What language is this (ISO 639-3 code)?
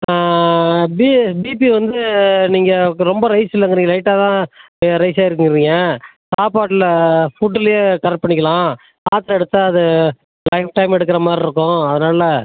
tam